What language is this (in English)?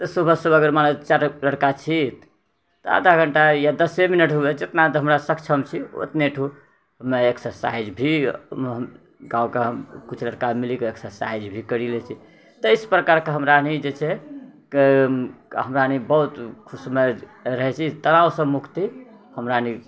Maithili